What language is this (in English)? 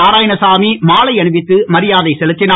Tamil